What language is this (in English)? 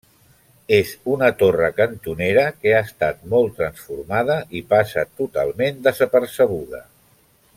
Catalan